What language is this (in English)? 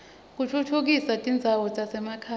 Swati